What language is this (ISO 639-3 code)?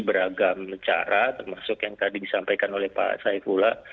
ind